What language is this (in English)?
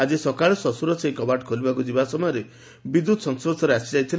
Odia